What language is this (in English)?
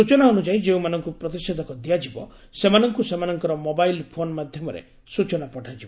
Odia